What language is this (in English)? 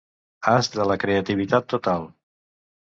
Catalan